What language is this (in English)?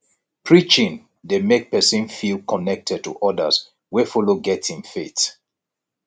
Nigerian Pidgin